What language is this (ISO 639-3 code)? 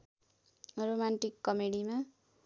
nep